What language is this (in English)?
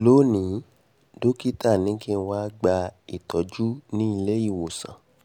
Yoruba